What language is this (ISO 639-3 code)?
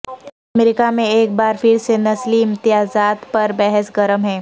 urd